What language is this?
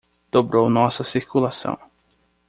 Portuguese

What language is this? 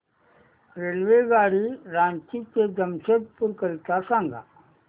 Marathi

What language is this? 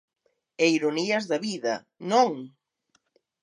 Galician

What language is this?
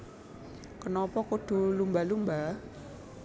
Javanese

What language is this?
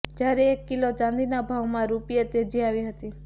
Gujarati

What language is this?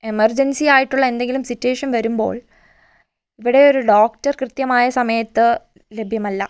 Malayalam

